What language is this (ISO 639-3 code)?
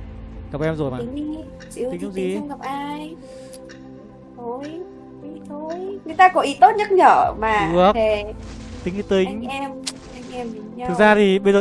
vie